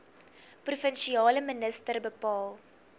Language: Afrikaans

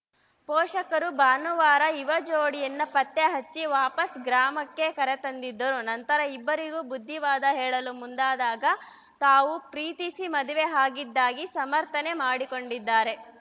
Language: Kannada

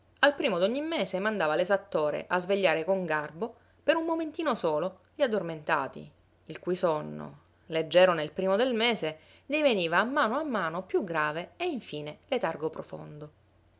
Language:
Italian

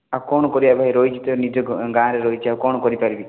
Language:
Odia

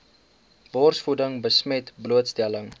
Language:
Afrikaans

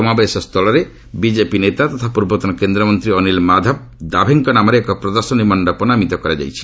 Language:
Odia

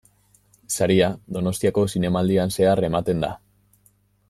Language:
Basque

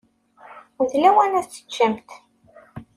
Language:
Kabyle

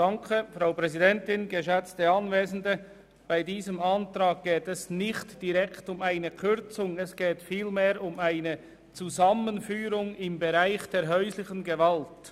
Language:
Swiss German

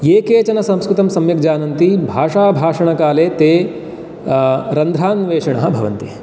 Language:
Sanskrit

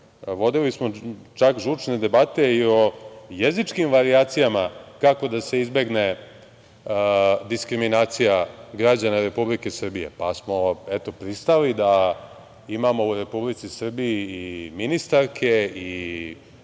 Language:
Serbian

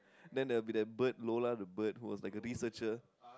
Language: English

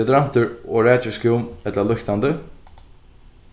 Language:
Faroese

